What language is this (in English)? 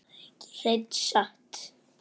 Icelandic